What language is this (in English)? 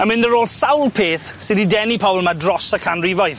Welsh